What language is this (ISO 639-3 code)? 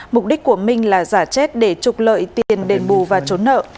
vie